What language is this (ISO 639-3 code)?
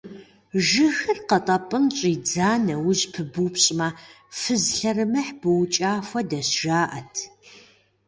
kbd